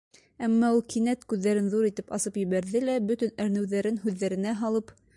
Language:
Bashkir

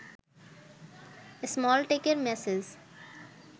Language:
Bangla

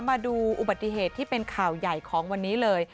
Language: Thai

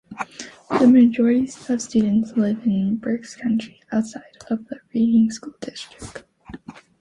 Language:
English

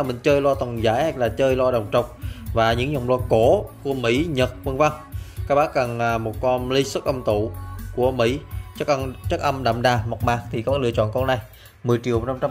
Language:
Vietnamese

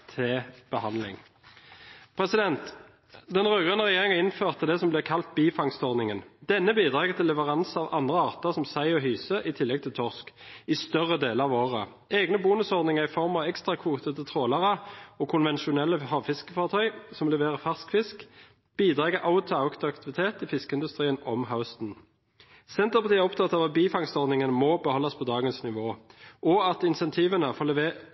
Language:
Norwegian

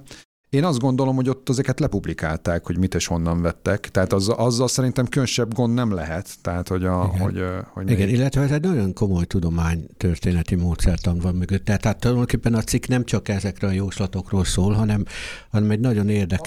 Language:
Hungarian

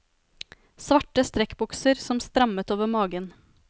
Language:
Norwegian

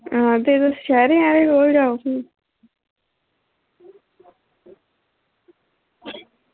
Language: Dogri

